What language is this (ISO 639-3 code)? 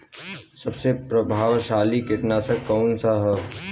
bho